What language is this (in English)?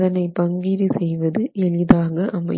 Tamil